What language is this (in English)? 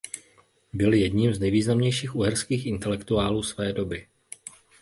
Czech